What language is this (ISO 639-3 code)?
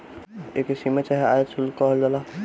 bho